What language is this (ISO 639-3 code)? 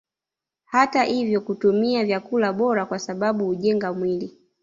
swa